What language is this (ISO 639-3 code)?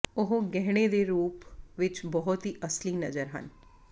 pan